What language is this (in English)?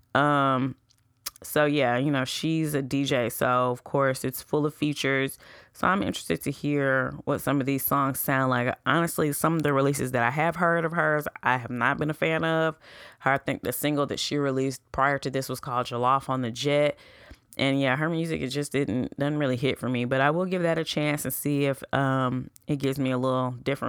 English